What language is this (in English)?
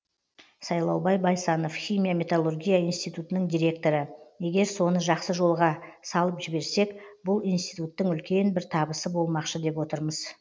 Kazakh